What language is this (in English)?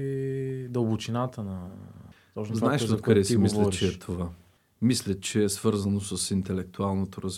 Bulgarian